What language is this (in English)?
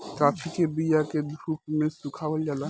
Bhojpuri